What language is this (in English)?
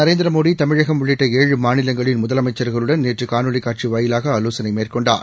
Tamil